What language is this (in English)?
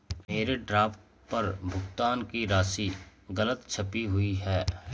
Hindi